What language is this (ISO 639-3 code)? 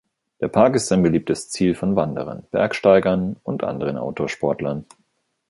deu